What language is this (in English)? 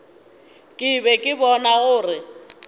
Northern Sotho